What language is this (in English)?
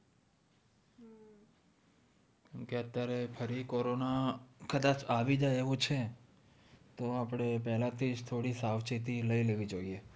Gujarati